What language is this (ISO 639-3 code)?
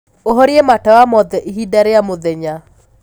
kik